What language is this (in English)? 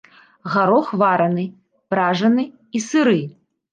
Belarusian